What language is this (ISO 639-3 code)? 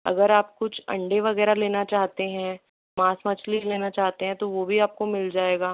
hin